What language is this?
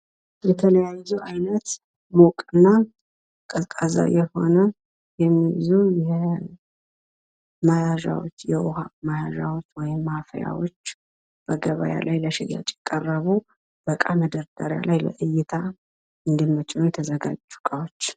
Amharic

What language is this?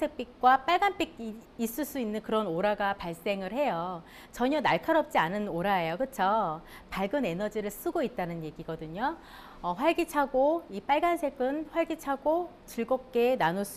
Korean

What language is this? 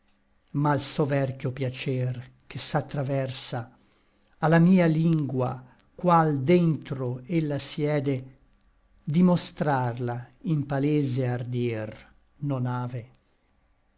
Italian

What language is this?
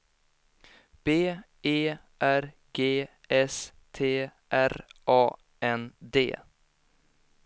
Swedish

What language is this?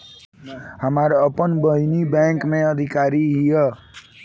Bhojpuri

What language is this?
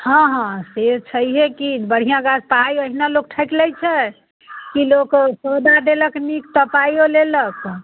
Maithili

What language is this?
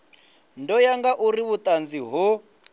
Venda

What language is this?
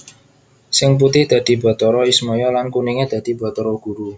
Javanese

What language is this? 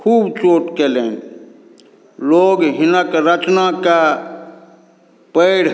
Maithili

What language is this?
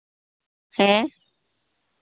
Santali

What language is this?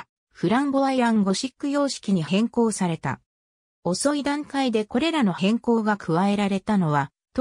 Japanese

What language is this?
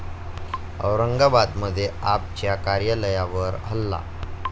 Marathi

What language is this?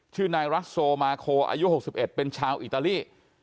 Thai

